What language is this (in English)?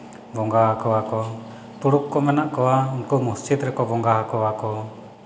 Santali